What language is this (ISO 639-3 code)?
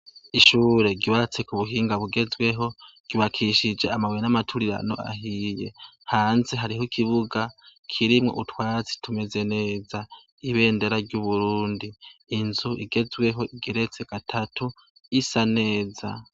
run